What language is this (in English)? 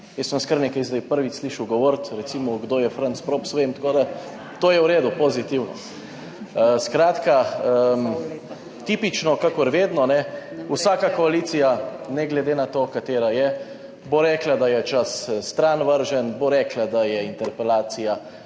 Slovenian